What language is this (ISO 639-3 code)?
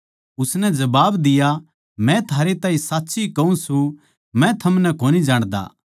bgc